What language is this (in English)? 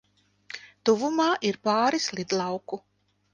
Latvian